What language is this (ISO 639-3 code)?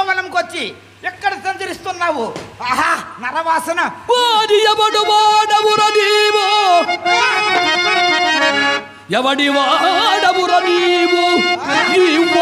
ara